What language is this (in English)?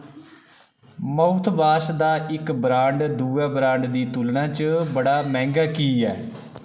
Dogri